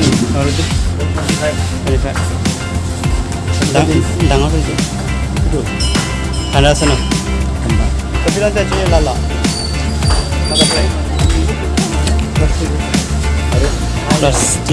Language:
Indonesian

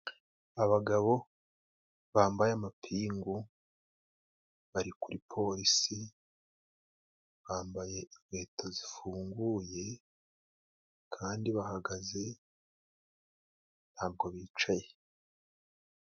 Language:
Kinyarwanda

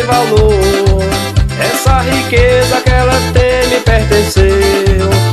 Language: Portuguese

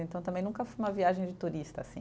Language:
Portuguese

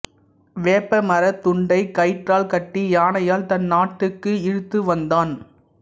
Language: Tamil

